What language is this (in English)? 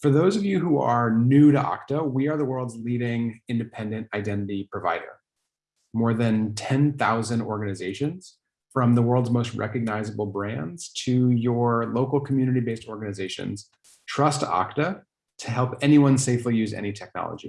English